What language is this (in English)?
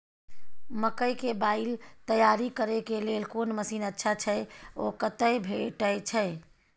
Maithili